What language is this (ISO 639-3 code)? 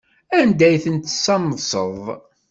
kab